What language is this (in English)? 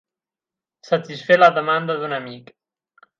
Catalan